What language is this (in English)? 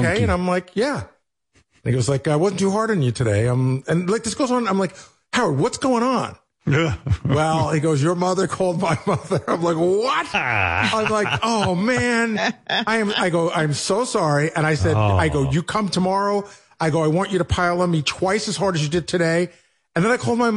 English